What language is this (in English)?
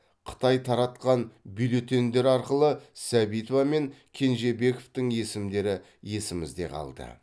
Kazakh